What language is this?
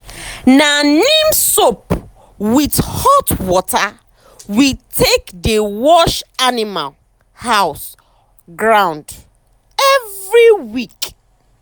Nigerian Pidgin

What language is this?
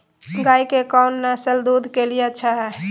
Magahi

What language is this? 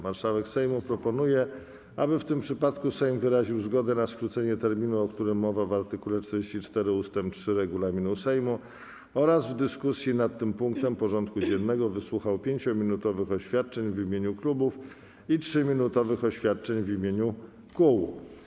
Polish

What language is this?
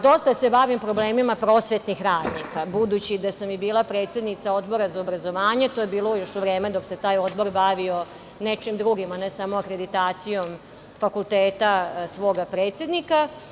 Serbian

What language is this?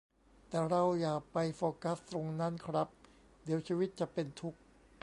Thai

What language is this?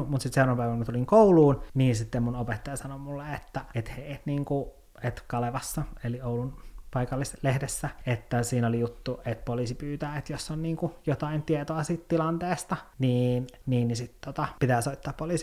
Finnish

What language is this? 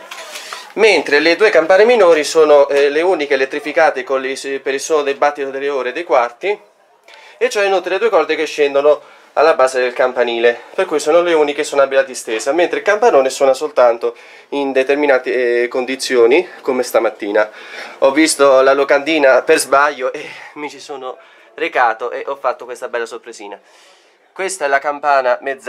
Italian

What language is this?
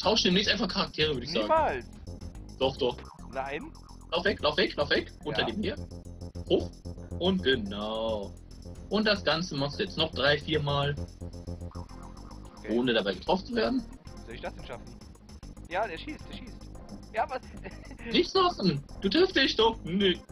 German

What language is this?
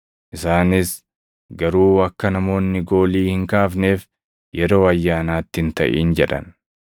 Oromo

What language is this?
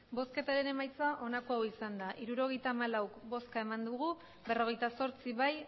Basque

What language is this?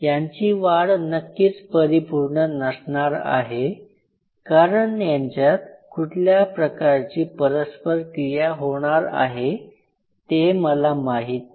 Marathi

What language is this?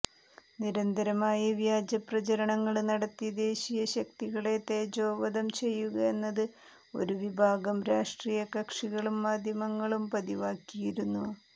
Malayalam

